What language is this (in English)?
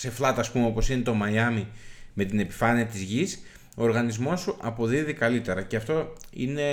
Greek